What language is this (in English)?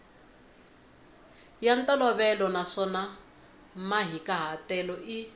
Tsonga